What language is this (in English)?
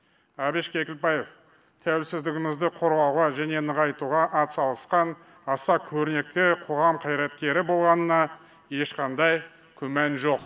Kazakh